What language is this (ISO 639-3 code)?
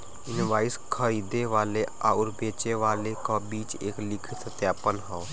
bho